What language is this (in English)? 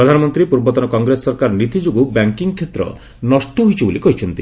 Odia